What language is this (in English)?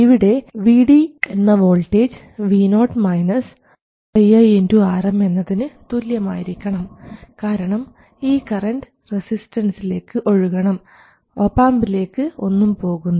Malayalam